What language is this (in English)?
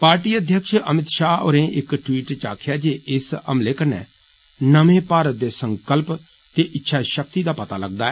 Dogri